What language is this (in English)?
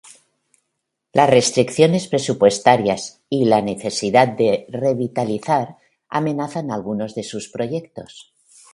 Spanish